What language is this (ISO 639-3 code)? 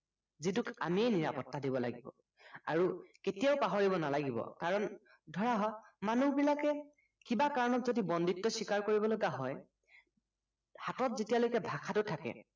asm